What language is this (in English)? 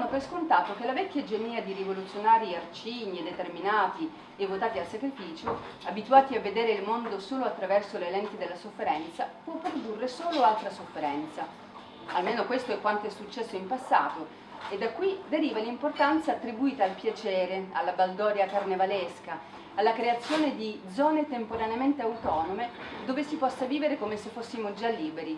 Italian